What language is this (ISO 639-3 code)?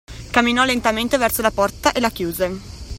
ita